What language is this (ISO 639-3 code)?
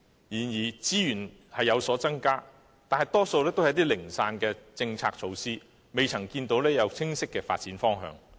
yue